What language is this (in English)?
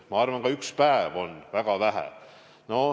Estonian